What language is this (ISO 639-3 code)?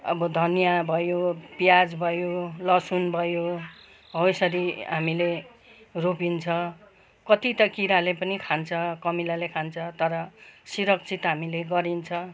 nep